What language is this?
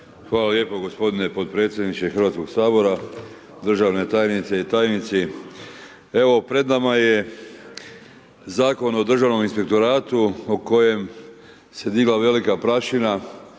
Croatian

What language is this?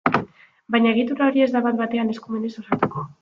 Basque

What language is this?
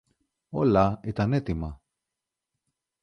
Greek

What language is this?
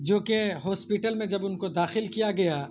Urdu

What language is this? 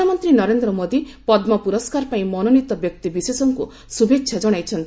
Odia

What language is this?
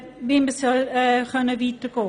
Swiss German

